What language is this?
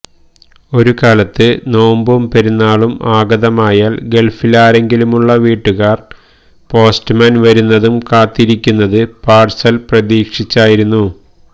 Malayalam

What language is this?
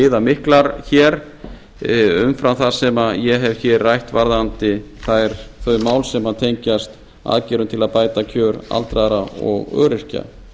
Icelandic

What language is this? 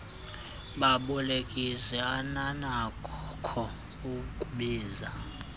Xhosa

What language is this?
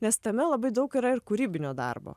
Lithuanian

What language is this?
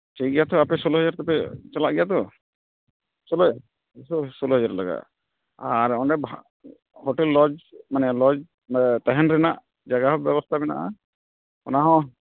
Santali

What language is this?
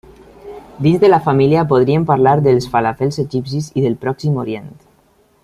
Catalan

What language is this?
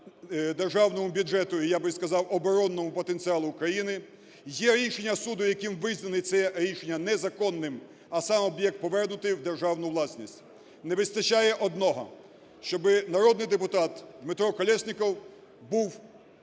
Ukrainian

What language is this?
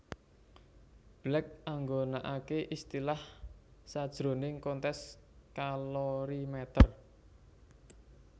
Javanese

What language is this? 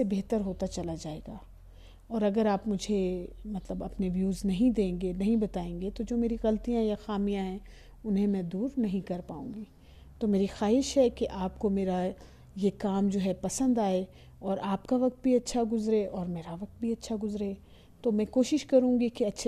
Urdu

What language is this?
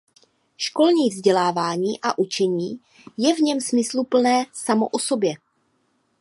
Czech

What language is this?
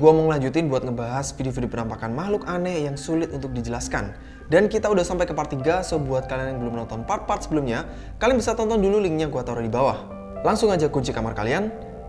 Indonesian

